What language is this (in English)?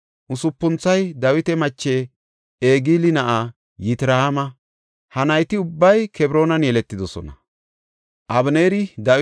Gofa